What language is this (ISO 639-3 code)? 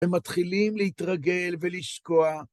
heb